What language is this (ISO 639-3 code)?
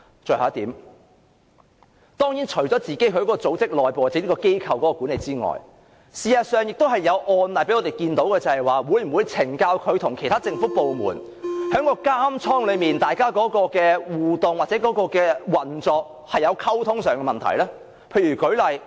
yue